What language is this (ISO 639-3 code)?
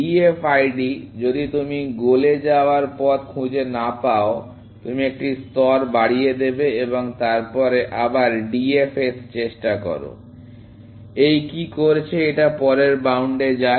ben